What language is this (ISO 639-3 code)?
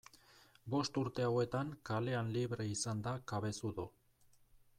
eus